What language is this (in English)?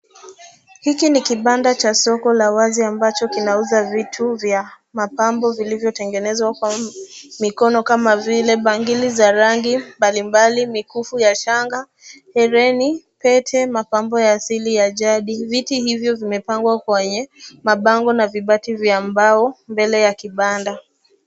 Swahili